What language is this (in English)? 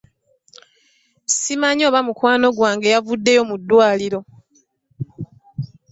Ganda